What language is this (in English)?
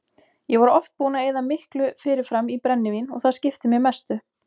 Icelandic